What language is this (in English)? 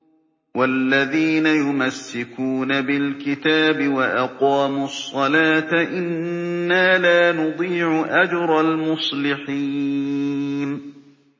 Arabic